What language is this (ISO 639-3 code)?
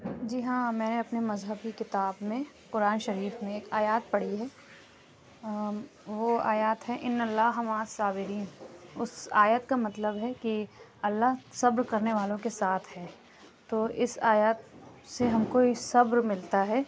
urd